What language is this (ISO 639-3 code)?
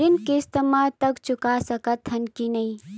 hne